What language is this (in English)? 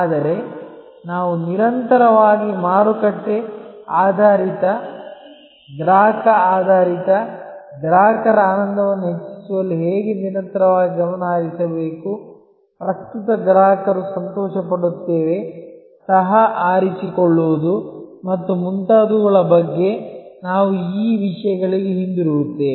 Kannada